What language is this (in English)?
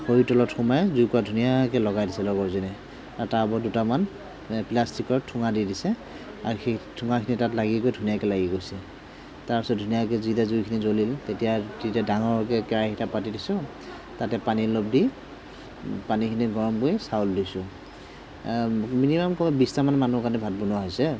Assamese